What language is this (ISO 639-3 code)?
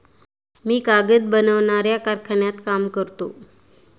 mar